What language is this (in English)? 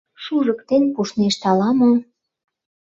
Mari